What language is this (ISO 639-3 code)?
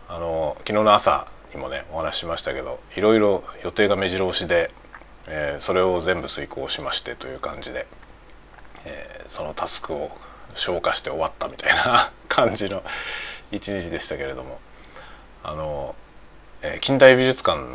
jpn